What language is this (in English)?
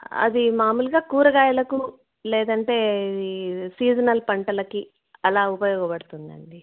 Telugu